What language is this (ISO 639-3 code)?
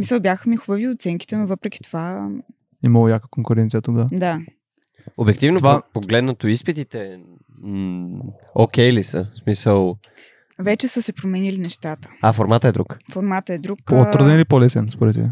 bul